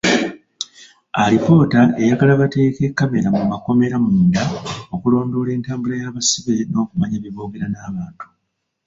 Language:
Ganda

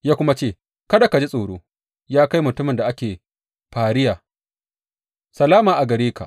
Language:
Hausa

